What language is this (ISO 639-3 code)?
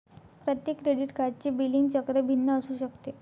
mar